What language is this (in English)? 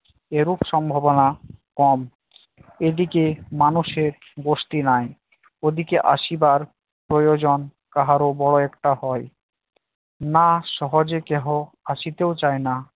Bangla